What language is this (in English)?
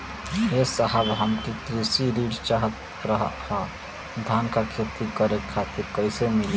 Bhojpuri